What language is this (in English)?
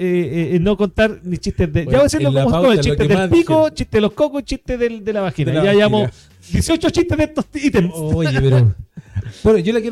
Spanish